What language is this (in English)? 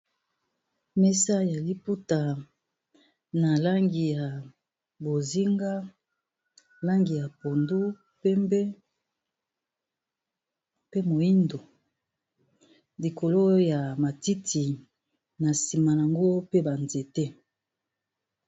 Lingala